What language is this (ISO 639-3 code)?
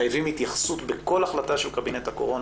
heb